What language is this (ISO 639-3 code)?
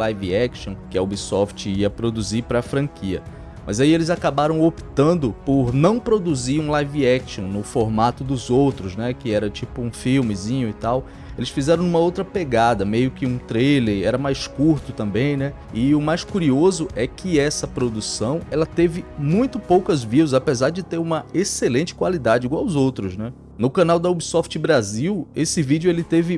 por